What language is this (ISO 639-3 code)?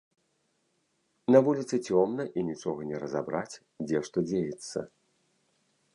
bel